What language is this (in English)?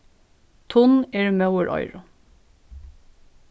Faroese